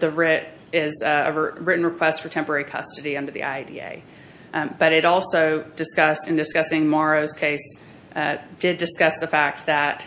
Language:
English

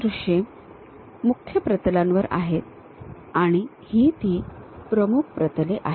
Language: Marathi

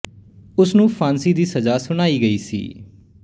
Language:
Punjabi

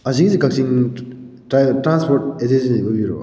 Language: Manipuri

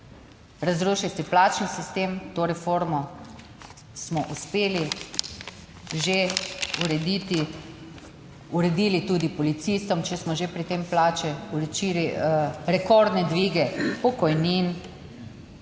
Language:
Slovenian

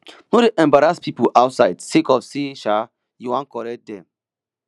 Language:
Nigerian Pidgin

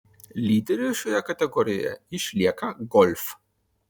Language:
Lithuanian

